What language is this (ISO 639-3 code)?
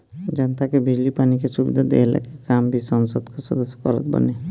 bho